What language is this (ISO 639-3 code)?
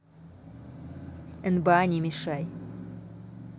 rus